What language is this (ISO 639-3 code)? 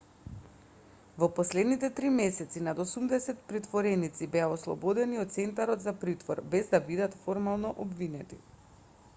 mkd